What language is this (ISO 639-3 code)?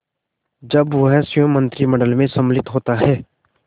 hin